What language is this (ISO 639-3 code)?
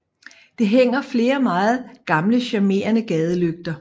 dan